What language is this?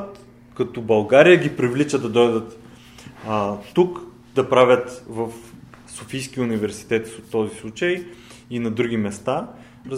Bulgarian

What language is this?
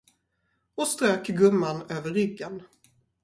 Swedish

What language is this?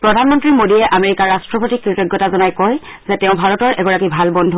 Assamese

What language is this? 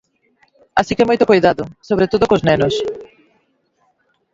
Galician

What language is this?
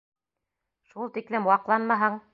Bashkir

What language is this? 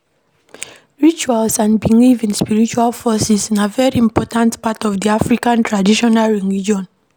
Nigerian Pidgin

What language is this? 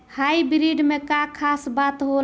Bhojpuri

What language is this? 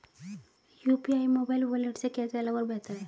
Hindi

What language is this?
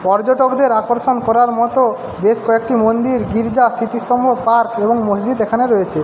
Bangla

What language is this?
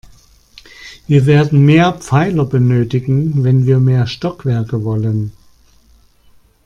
German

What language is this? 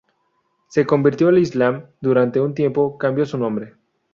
Spanish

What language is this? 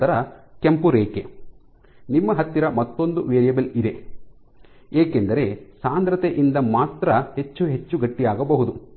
Kannada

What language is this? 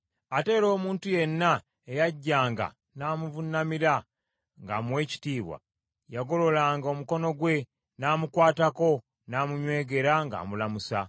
Ganda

